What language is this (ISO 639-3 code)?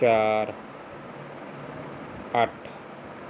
pan